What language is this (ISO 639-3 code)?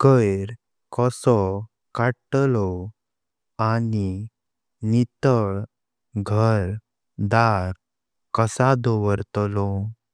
kok